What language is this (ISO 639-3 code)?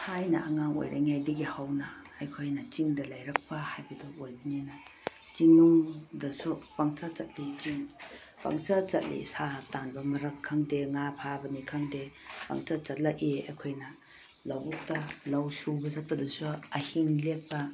mni